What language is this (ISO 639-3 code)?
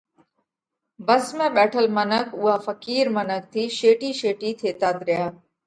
kvx